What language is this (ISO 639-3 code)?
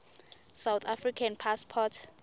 ssw